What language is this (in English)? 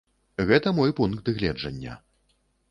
Belarusian